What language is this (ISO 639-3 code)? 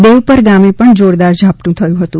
guj